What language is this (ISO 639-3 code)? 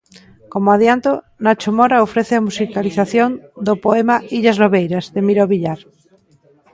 glg